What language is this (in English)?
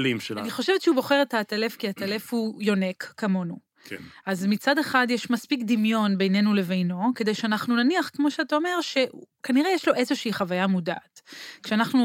Hebrew